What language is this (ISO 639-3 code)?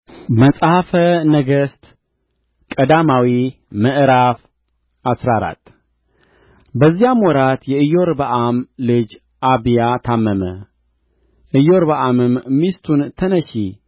amh